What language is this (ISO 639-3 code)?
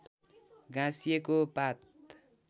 nep